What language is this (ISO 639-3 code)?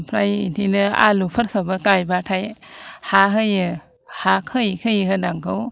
brx